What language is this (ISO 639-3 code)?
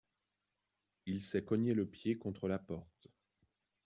fra